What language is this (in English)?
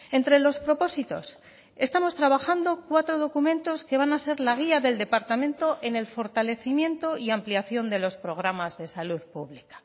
Spanish